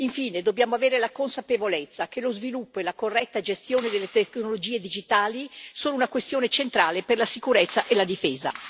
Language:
Italian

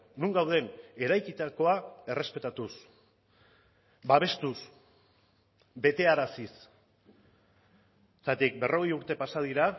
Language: Basque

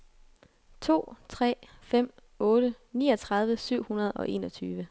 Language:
Danish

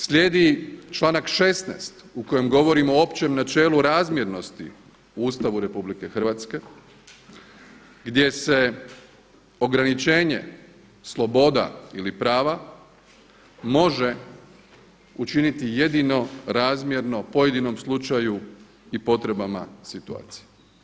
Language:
Croatian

